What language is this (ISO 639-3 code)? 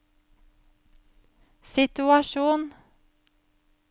nor